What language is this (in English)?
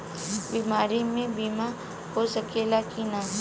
Bhojpuri